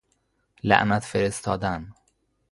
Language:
Persian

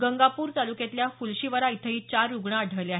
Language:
Marathi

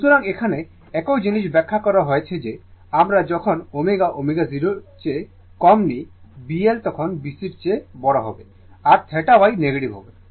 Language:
Bangla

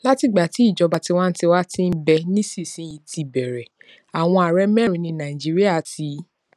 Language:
Yoruba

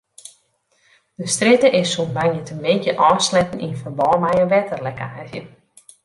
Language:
Western Frisian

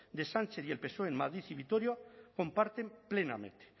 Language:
Spanish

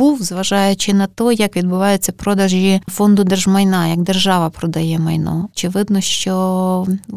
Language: Ukrainian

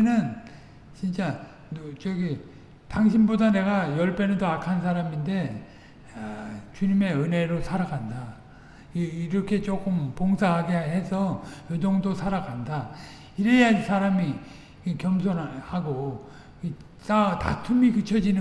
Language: Korean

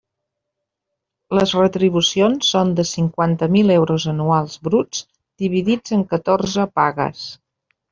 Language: Catalan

